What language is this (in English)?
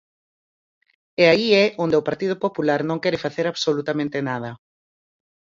Galician